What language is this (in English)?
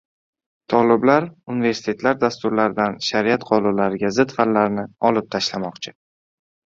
Uzbek